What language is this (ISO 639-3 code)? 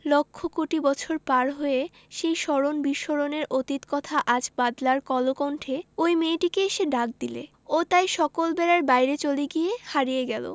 ben